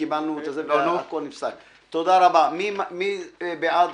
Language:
Hebrew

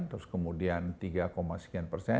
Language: Indonesian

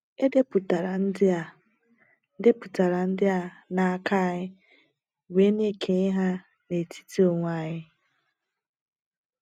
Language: Igbo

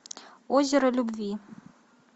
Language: Russian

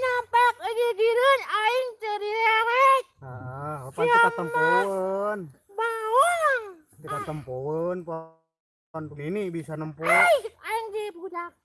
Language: Indonesian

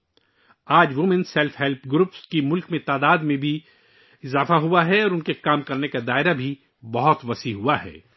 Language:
Urdu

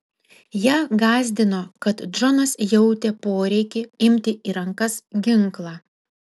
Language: Lithuanian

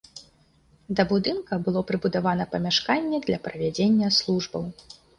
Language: Belarusian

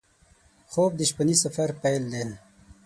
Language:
Pashto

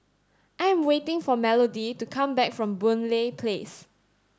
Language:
English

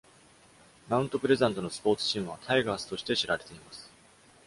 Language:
Japanese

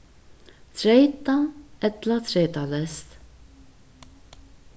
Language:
Faroese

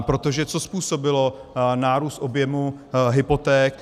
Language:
Czech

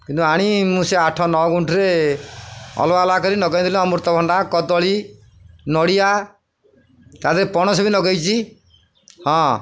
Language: Odia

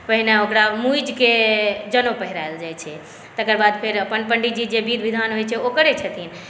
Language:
Maithili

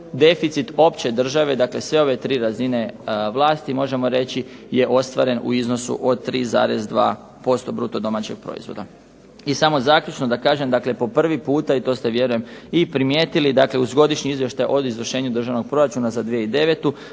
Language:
Croatian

